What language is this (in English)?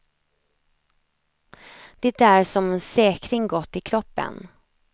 Swedish